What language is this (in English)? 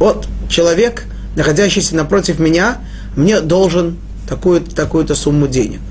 Russian